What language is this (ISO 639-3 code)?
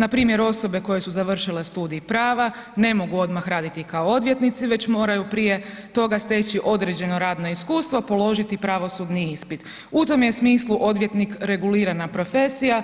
hrv